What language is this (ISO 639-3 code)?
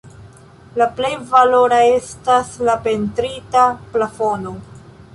epo